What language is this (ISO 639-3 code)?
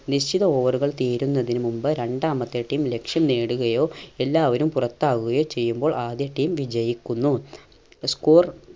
mal